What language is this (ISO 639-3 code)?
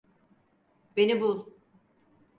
tur